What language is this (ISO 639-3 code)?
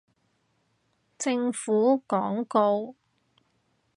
yue